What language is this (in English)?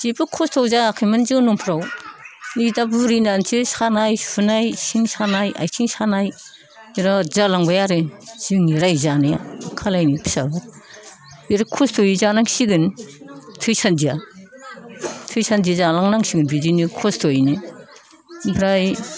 Bodo